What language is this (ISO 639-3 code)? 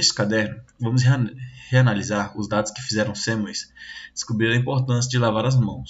por